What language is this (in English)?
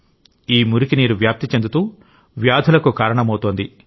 Telugu